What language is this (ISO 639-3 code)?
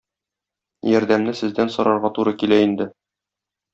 tat